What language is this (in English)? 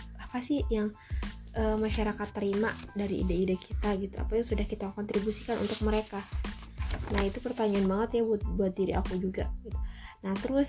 Indonesian